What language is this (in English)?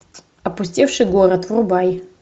Russian